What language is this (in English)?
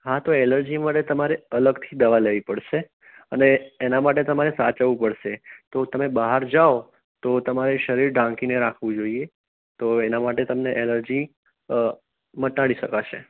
Gujarati